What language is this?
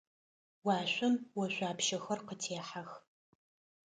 Adyghe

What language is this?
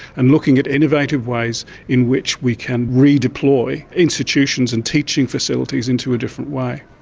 English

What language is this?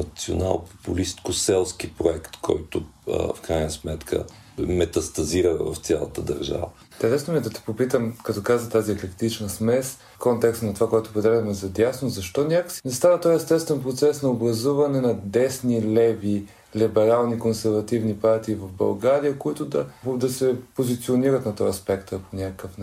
Bulgarian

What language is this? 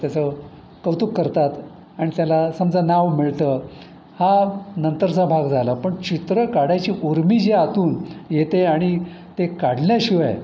Marathi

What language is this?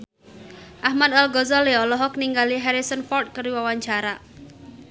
Sundanese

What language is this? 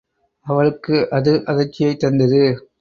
Tamil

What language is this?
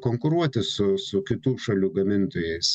Lithuanian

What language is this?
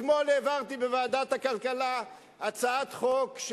Hebrew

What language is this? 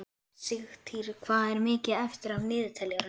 Icelandic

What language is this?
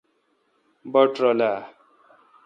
Kalkoti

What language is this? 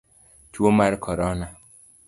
Luo (Kenya and Tanzania)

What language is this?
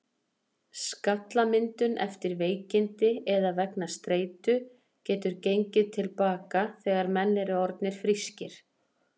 Icelandic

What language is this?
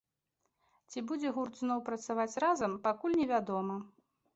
Belarusian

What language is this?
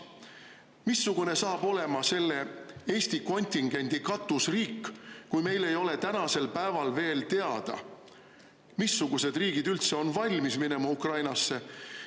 Estonian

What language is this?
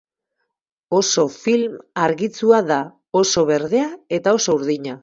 Basque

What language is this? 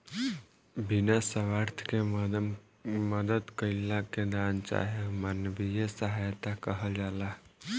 Bhojpuri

